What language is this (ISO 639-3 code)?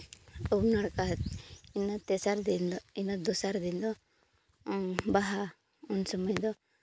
sat